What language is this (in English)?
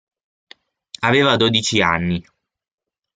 Italian